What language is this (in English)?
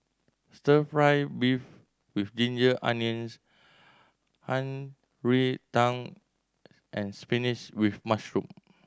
English